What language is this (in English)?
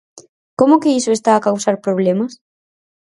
Galician